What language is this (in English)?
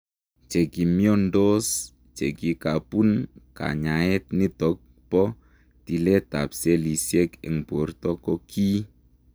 Kalenjin